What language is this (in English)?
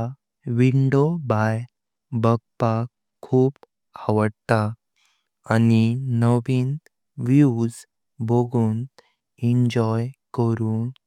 Konkani